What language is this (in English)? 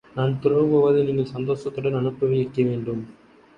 Tamil